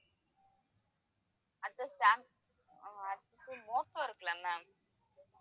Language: Tamil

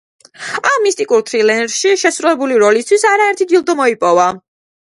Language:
Georgian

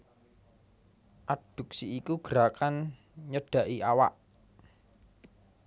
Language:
Javanese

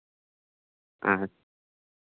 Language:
Santali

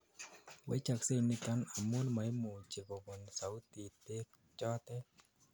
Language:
Kalenjin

